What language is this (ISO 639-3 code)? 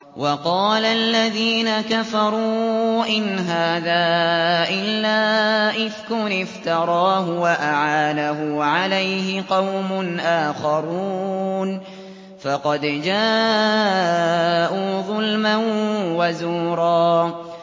ara